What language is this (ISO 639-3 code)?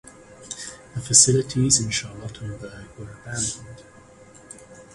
eng